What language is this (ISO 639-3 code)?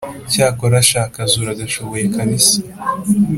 kin